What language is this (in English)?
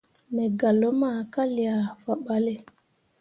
Mundang